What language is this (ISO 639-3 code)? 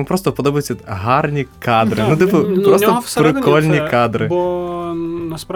ukr